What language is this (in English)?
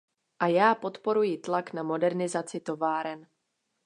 Czech